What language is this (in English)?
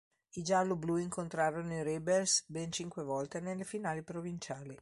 Italian